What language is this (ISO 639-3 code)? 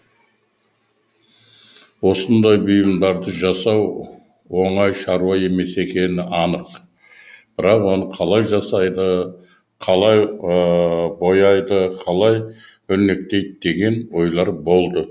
kaz